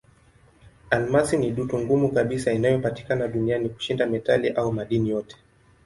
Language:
Swahili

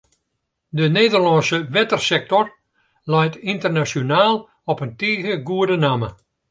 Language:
Western Frisian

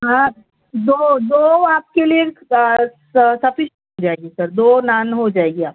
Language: Urdu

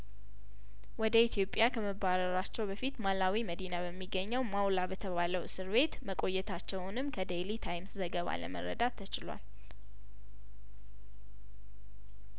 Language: Amharic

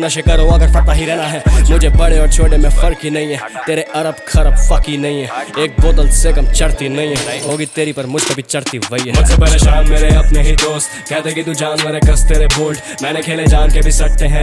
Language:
Hindi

